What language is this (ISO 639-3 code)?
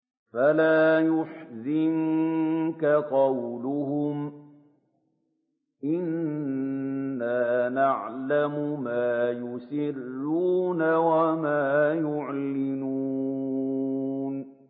ara